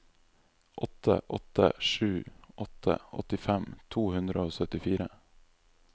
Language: Norwegian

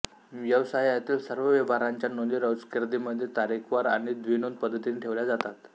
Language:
Marathi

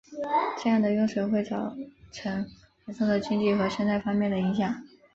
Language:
Chinese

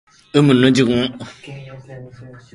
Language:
Japanese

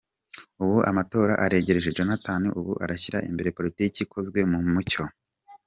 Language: Kinyarwanda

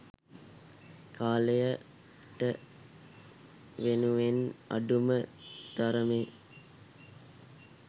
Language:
Sinhala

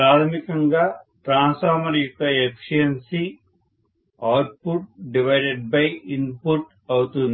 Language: Telugu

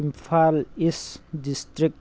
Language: Manipuri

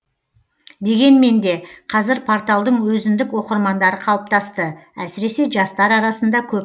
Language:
Kazakh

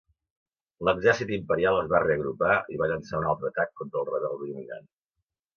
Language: Catalan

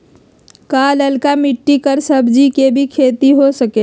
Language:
Magahi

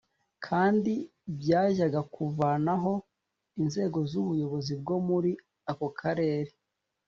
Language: Kinyarwanda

